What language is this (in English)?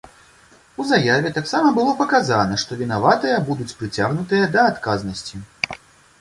Belarusian